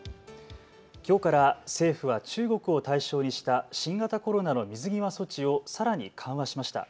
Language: Japanese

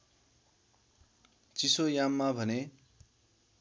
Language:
Nepali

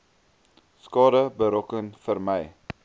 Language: Afrikaans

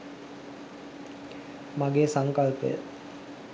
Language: Sinhala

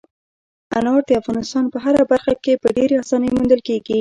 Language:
Pashto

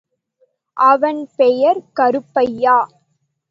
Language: Tamil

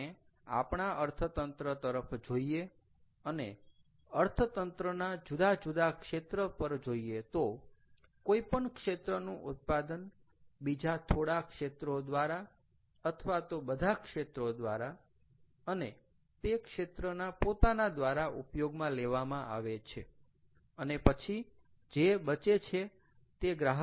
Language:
Gujarati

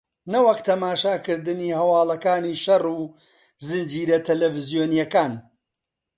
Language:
Central Kurdish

